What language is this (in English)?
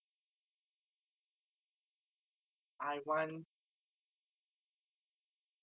English